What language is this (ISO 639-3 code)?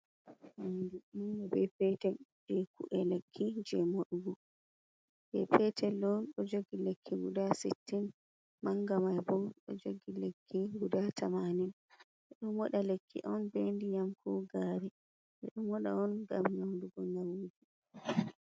ful